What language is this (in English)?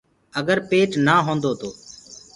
Gurgula